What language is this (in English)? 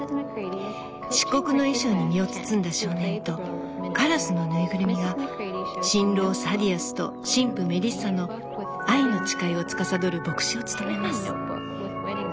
Japanese